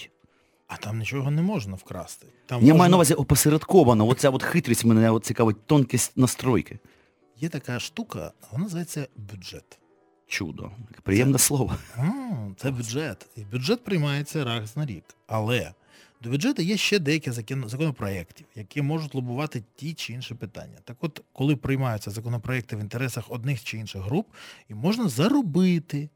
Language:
Ukrainian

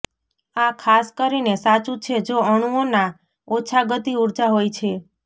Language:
Gujarati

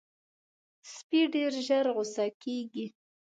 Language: Pashto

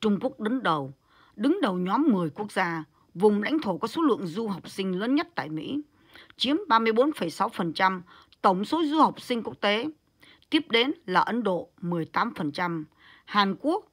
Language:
Vietnamese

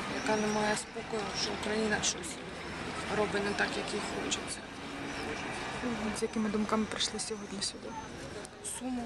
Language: Ukrainian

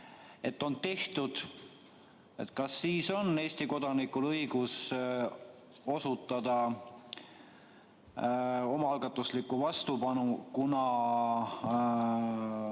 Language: Estonian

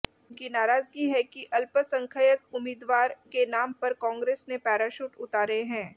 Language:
Hindi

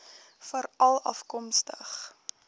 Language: Afrikaans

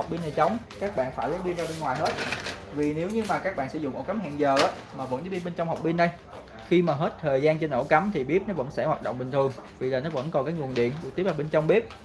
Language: Vietnamese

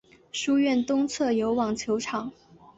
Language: Chinese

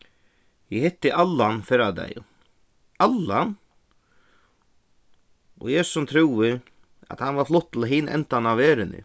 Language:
Faroese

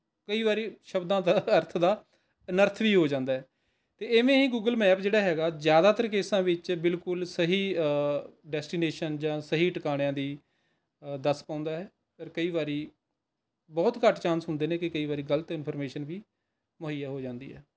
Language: Punjabi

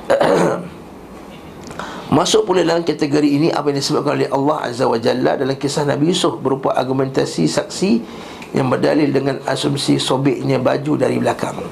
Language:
Malay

